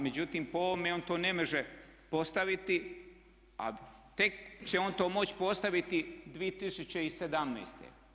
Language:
Croatian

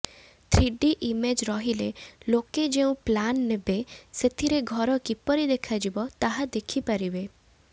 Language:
Odia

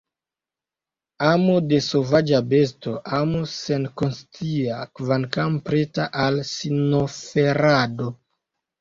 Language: Esperanto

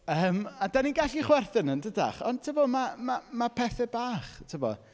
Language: Welsh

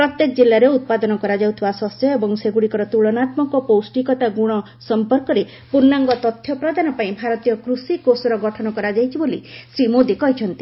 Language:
Odia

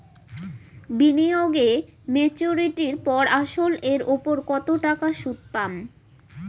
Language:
Bangla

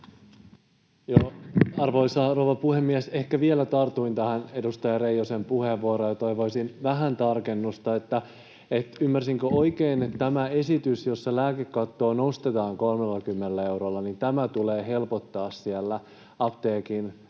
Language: Finnish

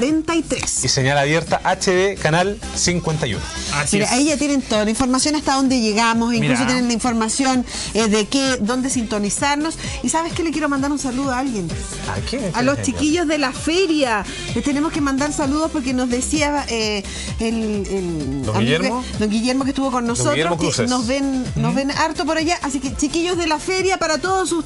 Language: Spanish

